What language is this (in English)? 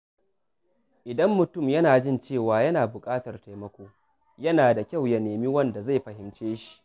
Hausa